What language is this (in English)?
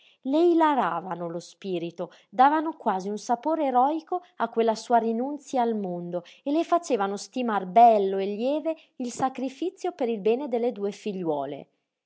Italian